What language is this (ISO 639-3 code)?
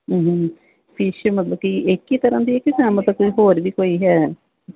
pan